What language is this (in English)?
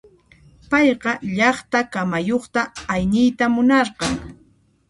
Puno Quechua